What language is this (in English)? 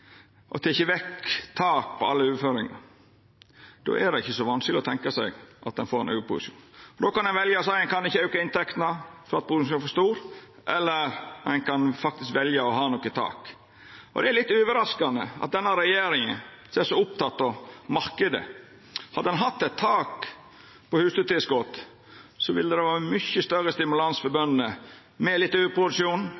Norwegian Nynorsk